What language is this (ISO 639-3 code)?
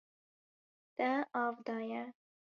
kur